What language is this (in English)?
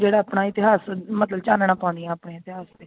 Punjabi